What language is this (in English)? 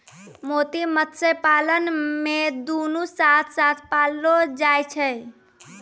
Maithili